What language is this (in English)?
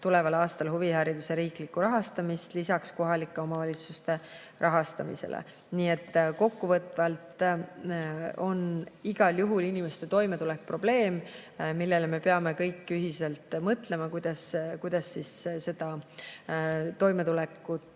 Estonian